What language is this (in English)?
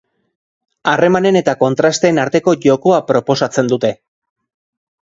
Basque